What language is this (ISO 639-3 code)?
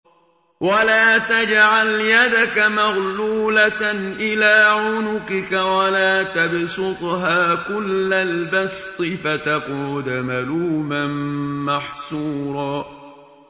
ara